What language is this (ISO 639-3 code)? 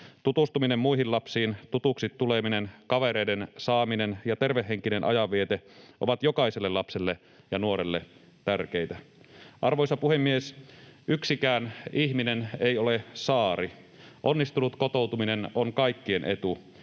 fin